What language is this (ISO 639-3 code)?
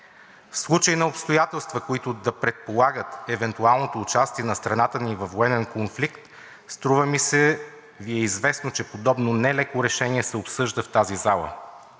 bul